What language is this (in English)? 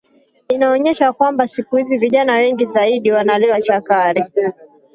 Swahili